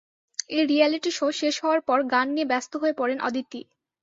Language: Bangla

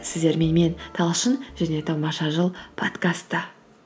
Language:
Kazakh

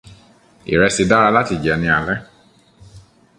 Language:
Yoruba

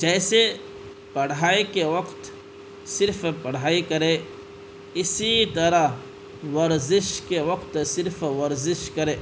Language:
Urdu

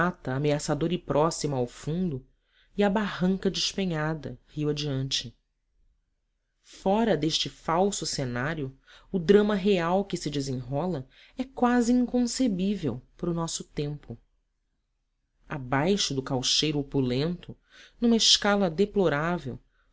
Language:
Portuguese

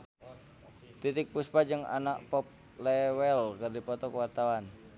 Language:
Sundanese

